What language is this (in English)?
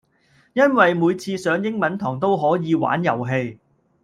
Cantonese